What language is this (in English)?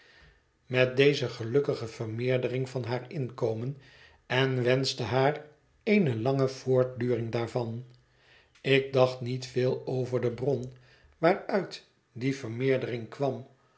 Dutch